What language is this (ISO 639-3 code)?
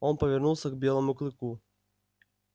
rus